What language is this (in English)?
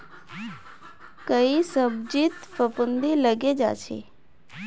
Magahi